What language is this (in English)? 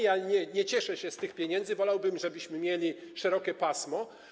Polish